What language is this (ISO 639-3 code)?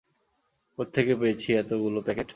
ben